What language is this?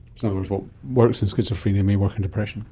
English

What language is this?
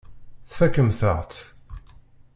Kabyle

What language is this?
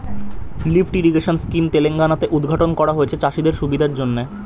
Bangla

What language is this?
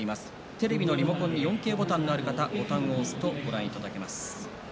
Japanese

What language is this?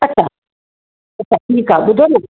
Sindhi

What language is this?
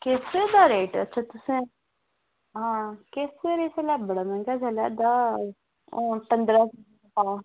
Dogri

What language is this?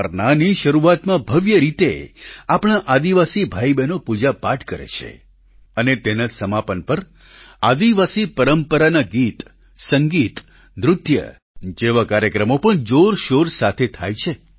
Gujarati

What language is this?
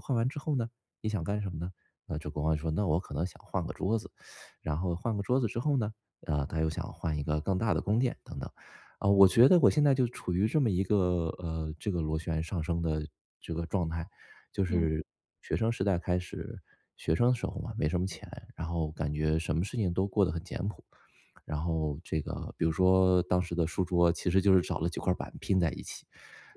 Chinese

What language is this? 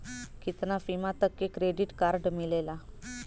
Bhojpuri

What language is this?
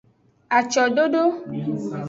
Aja (Benin)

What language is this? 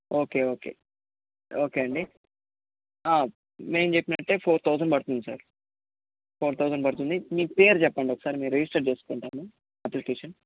Telugu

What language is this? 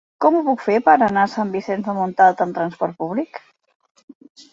Catalan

